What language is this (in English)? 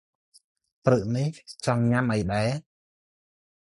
Khmer